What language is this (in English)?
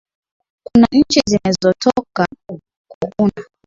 Swahili